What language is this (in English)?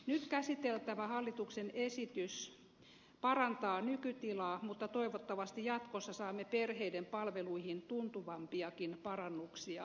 Finnish